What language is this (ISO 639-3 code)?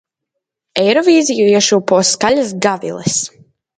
lav